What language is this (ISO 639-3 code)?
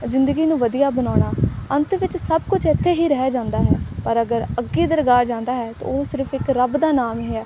pan